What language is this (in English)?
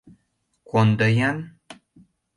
Mari